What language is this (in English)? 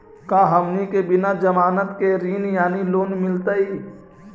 Magahi